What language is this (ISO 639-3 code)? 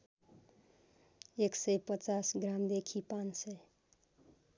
nep